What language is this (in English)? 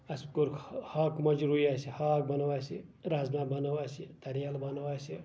Kashmiri